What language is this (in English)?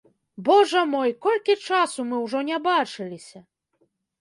Belarusian